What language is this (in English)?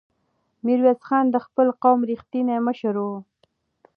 Pashto